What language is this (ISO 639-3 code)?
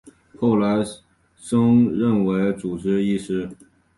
zho